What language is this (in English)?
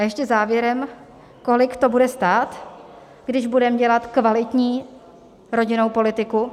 Czech